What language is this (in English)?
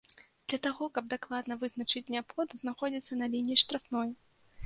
Belarusian